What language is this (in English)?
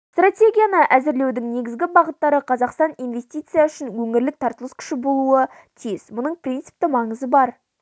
Kazakh